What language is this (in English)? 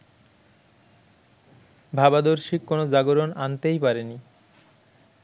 Bangla